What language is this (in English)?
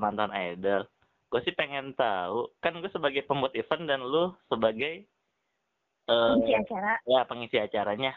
Indonesian